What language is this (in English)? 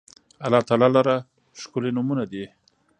Pashto